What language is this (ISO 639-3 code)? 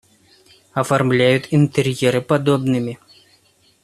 rus